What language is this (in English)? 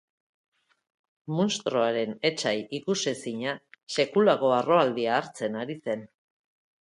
Basque